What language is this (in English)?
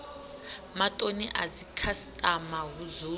Venda